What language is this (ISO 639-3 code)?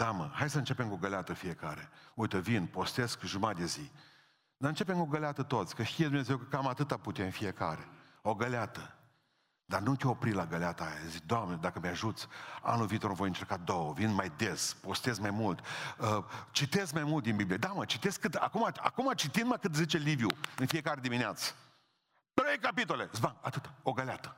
ron